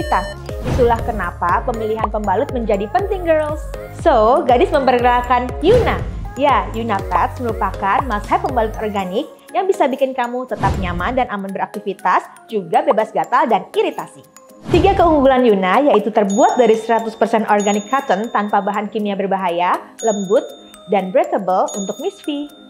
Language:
Indonesian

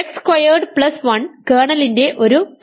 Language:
Malayalam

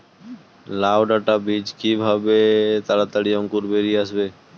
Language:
Bangla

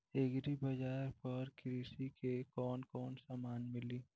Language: Bhojpuri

